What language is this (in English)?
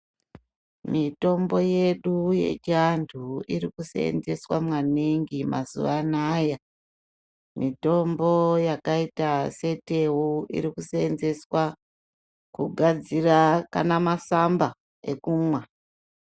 Ndau